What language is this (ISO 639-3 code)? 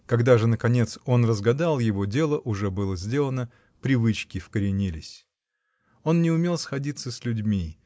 rus